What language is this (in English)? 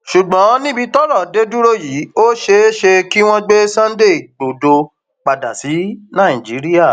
Yoruba